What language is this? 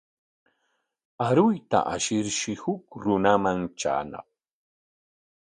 Corongo Ancash Quechua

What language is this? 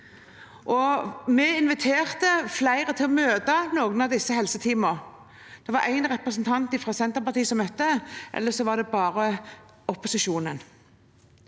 Norwegian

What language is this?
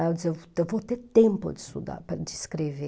Portuguese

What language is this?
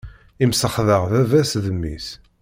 Kabyle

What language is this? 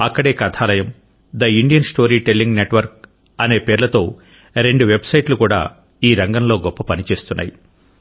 Telugu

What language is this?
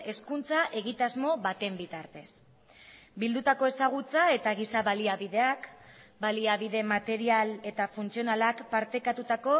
Basque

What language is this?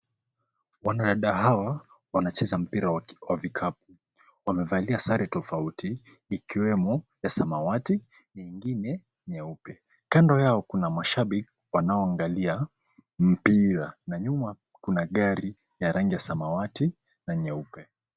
Swahili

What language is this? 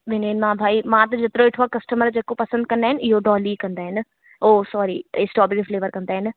Sindhi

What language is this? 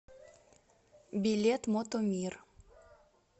Russian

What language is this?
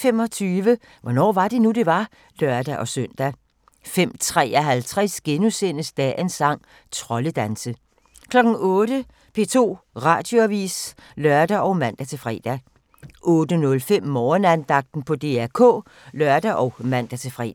Danish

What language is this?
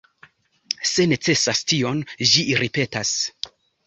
Esperanto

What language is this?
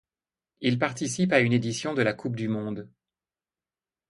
French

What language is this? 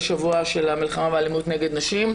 Hebrew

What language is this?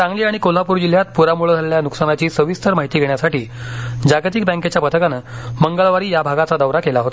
Marathi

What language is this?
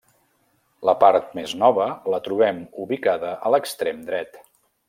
Catalan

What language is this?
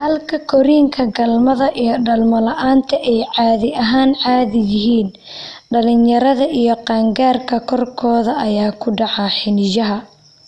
Somali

